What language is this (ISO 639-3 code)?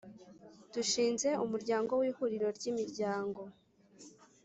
kin